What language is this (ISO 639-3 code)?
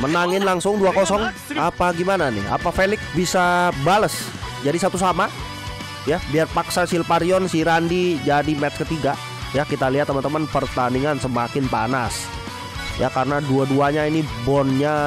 ind